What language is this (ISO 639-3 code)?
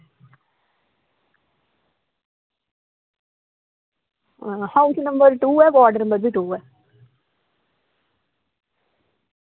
doi